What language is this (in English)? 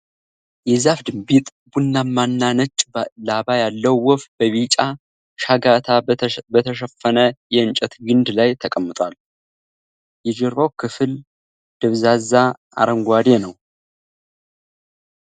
Amharic